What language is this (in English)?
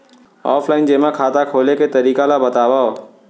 Chhattisgarhi